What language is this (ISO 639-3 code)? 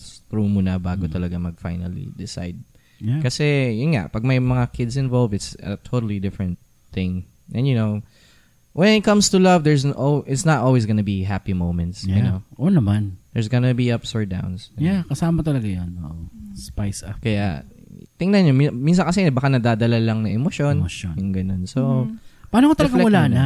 fil